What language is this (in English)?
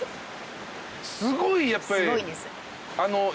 Japanese